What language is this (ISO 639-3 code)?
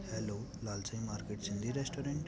snd